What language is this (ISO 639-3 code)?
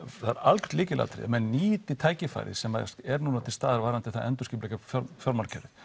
isl